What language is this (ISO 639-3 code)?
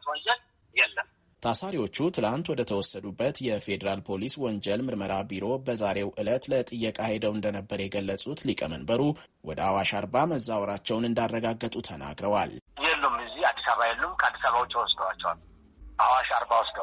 amh